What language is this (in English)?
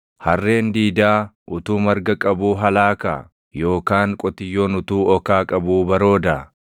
Oromo